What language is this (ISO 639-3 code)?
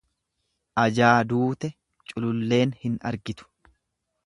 orm